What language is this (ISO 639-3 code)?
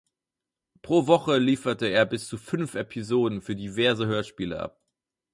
deu